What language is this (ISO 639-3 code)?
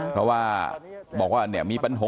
tha